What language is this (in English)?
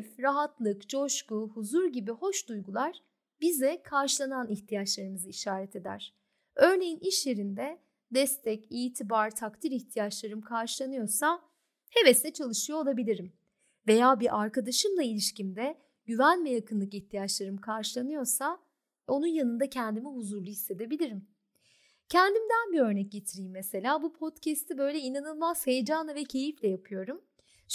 Turkish